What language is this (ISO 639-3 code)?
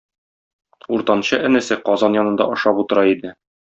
tat